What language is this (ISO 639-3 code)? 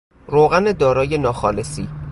fas